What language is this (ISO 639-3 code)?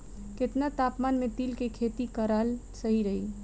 bho